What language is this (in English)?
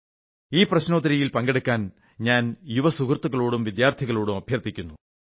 Malayalam